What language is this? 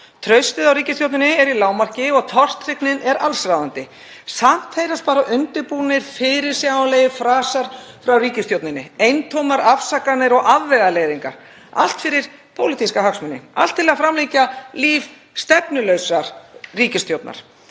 Icelandic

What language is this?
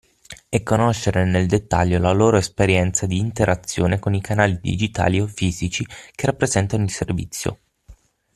Italian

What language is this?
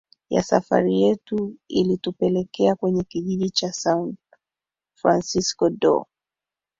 Swahili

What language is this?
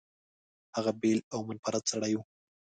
Pashto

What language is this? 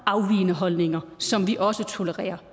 Danish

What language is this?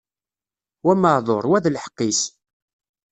Kabyle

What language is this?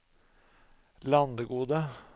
Norwegian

